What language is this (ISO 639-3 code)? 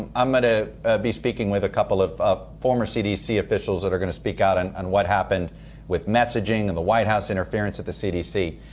eng